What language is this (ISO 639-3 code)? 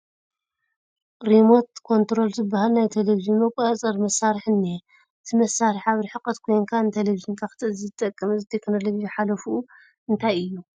tir